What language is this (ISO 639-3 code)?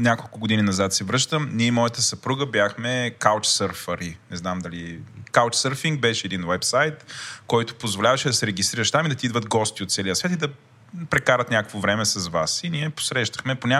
bul